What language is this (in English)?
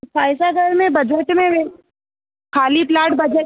Sindhi